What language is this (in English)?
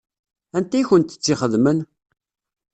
Kabyle